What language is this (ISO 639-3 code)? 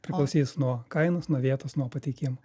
lit